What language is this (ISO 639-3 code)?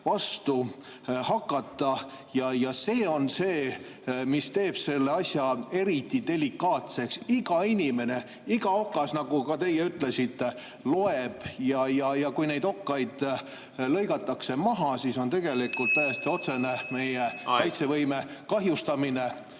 est